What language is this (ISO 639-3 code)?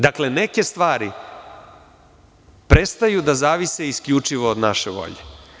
srp